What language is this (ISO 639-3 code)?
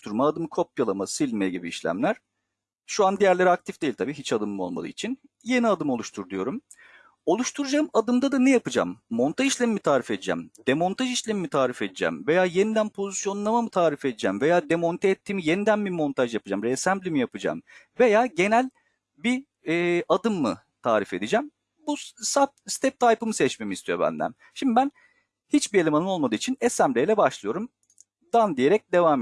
tur